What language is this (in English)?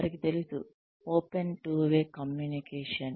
Telugu